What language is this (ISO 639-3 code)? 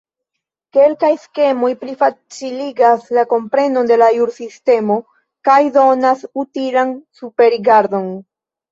epo